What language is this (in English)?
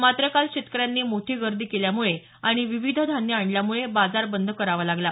Marathi